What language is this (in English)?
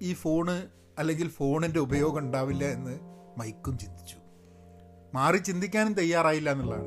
Malayalam